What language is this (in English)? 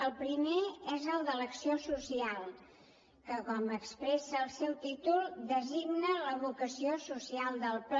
Catalan